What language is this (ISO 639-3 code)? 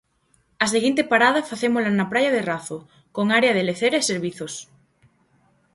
glg